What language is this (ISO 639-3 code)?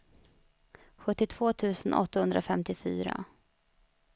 swe